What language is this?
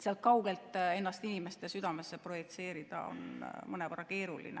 Estonian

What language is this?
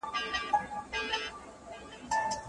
Pashto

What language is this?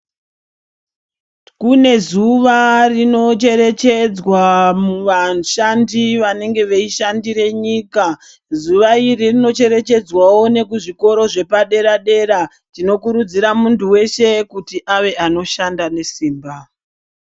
Ndau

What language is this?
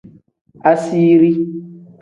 Tem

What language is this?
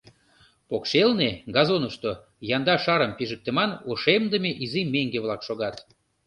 Mari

